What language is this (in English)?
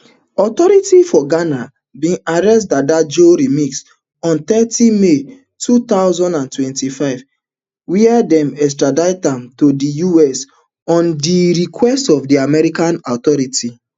Nigerian Pidgin